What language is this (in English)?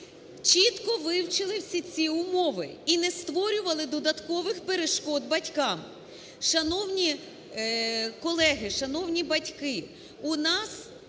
Ukrainian